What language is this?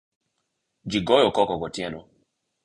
Luo (Kenya and Tanzania)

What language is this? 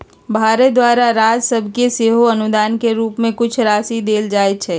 Magahi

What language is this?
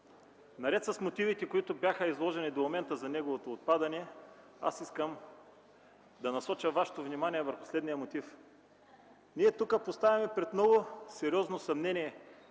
Bulgarian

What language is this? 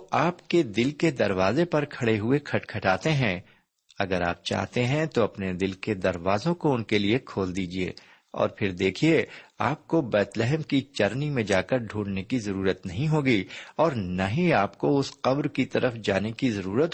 Urdu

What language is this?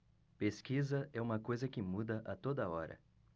Portuguese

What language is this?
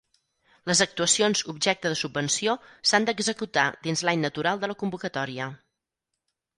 Catalan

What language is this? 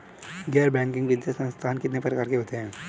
Hindi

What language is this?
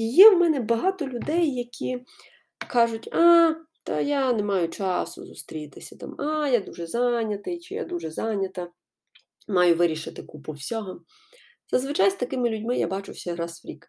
Ukrainian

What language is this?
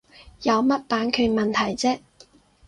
Cantonese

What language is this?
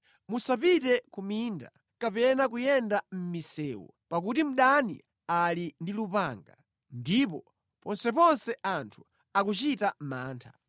Nyanja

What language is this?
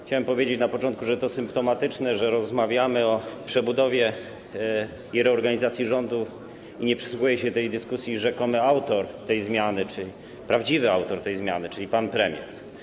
Polish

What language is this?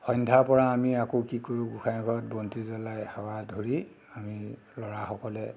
Assamese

